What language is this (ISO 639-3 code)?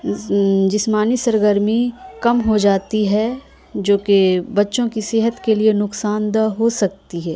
urd